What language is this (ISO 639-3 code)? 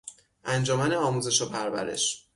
fas